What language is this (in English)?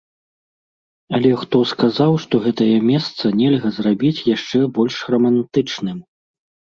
Belarusian